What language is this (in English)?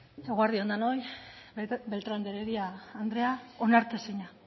Basque